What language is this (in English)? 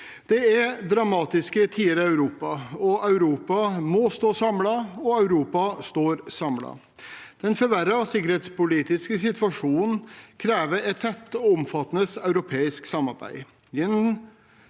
Norwegian